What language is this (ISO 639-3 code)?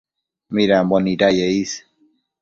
mcf